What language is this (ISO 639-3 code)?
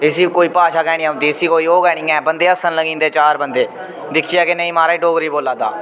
doi